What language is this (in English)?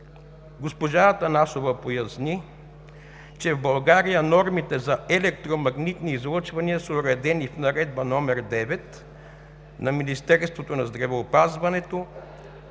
Bulgarian